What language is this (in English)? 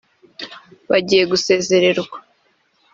Kinyarwanda